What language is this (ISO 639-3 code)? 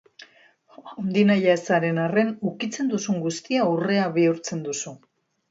eus